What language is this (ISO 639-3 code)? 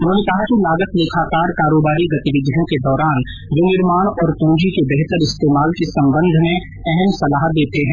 hin